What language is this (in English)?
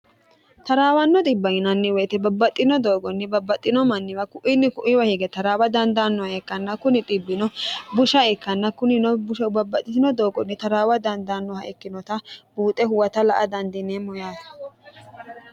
Sidamo